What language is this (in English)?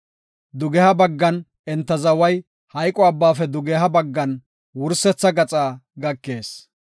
Gofa